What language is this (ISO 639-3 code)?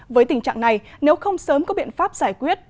vie